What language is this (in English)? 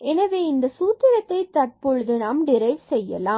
Tamil